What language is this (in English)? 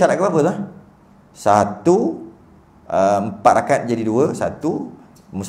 Malay